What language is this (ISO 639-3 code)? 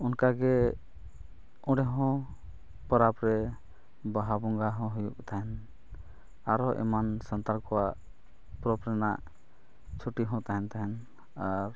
sat